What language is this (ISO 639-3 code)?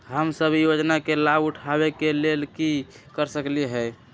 mag